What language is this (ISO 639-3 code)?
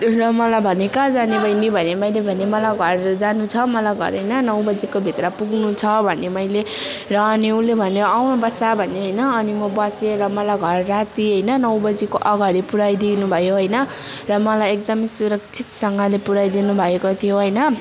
nep